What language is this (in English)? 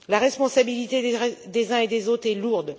French